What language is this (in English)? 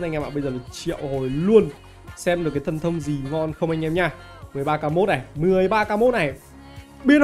Vietnamese